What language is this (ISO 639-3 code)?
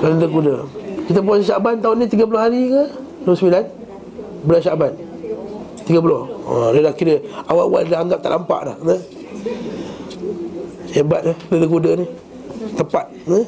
msa